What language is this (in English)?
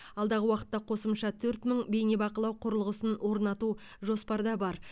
Kazakh